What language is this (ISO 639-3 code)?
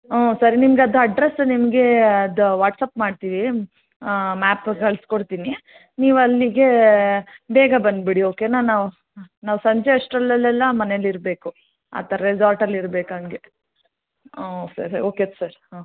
kan